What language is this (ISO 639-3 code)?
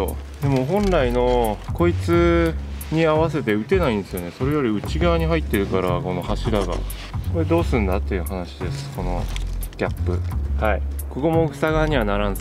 jpn